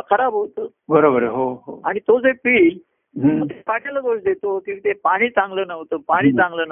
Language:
Marathi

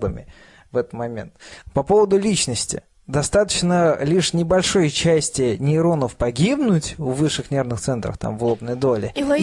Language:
Russian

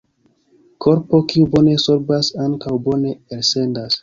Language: Esperanto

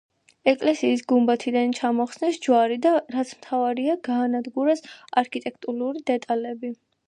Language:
Georgian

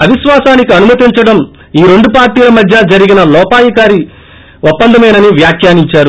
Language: Telugu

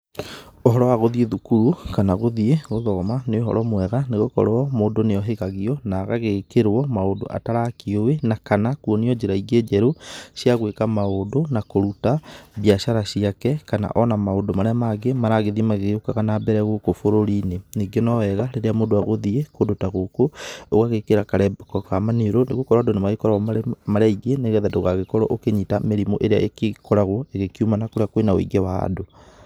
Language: Kikuyu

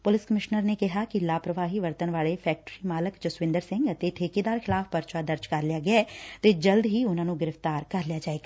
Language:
Punjabi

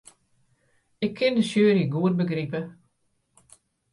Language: Western Frisian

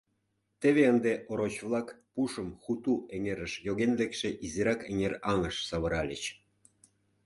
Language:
Mari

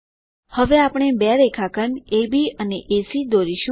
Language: Gujarati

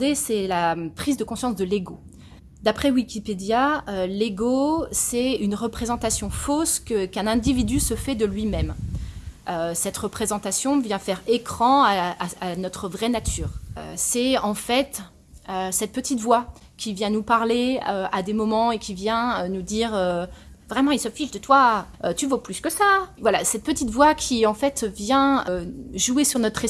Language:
French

